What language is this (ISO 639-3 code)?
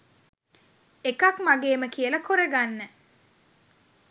sin